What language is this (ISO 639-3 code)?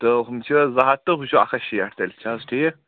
kas